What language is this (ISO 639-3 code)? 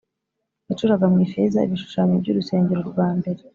kin